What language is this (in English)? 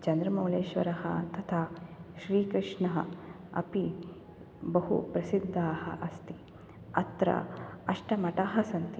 Sanskrit